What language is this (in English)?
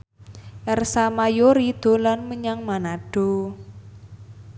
Javanese